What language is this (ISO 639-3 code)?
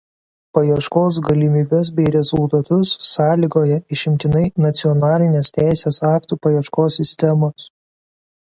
lit